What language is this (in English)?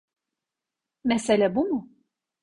Turkish